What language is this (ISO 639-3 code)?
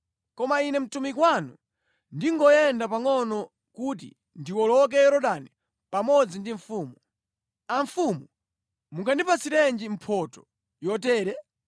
nya